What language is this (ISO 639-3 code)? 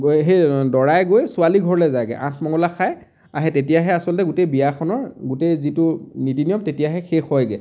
asm